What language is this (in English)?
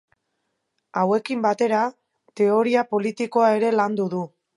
Basque